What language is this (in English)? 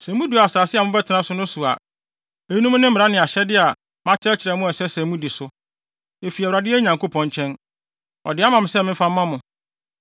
Akan